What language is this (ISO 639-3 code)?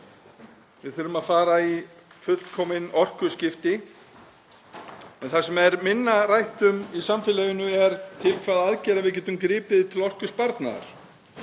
isl